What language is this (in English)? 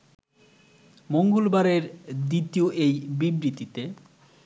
Bangla